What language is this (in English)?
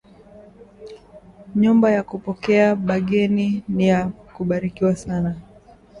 Swahili